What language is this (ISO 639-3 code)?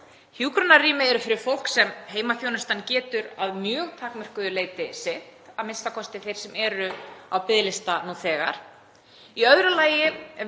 isl